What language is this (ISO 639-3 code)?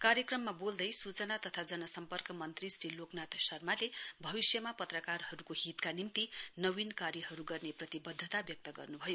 nep